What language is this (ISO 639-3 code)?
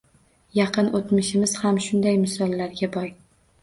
uzb